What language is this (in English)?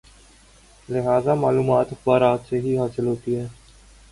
Urdu